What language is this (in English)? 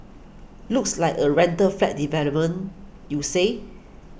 English